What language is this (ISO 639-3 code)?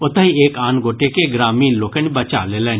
mai